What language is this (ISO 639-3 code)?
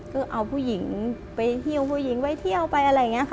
tha